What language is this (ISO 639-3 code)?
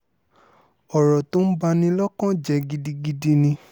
yor